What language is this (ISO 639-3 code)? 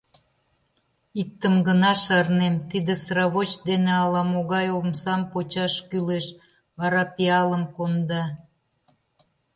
chm